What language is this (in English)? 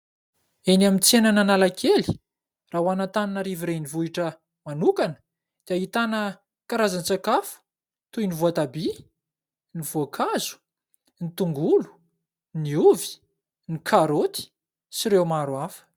Malagasy